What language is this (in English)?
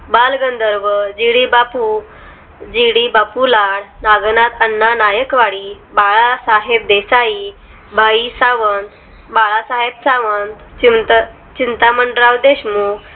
Marathi